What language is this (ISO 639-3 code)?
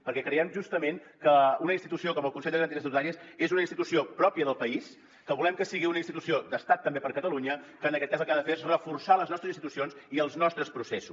cat